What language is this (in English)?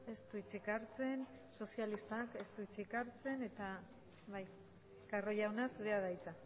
Basque